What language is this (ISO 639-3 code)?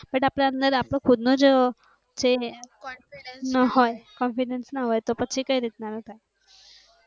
guj